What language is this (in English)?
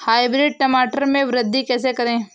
Hindi